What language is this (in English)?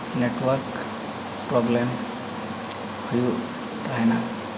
Santali